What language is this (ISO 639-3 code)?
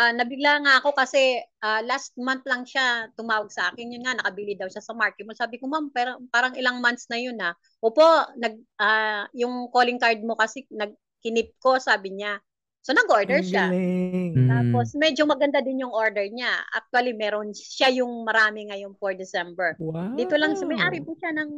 fil